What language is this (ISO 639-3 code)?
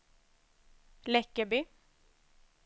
swe